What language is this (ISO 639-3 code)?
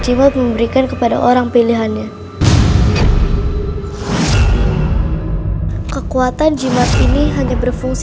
ind